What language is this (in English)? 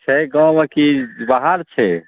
Maithili